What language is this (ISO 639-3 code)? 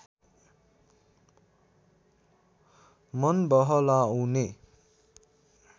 nep